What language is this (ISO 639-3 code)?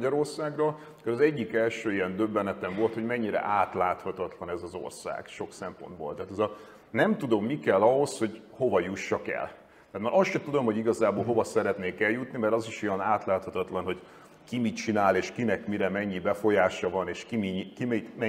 hun